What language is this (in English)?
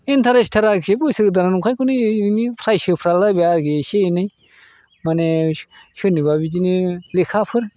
Bodo